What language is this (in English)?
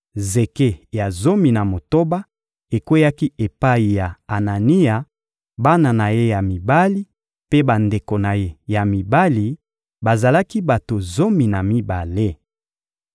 Lingala